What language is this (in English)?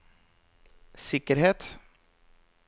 Norwegian